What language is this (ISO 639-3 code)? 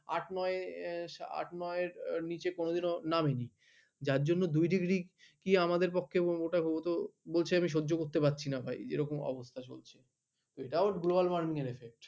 ben